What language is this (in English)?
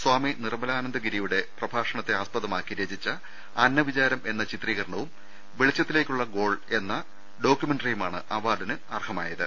Malayalam